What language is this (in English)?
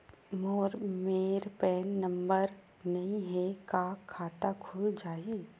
Chhattisgarhi